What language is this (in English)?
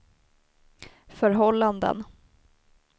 Swedish